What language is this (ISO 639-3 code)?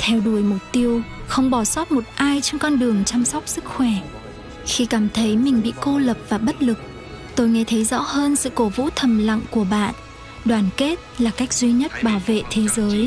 vie